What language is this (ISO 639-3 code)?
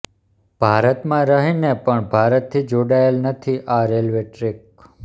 guj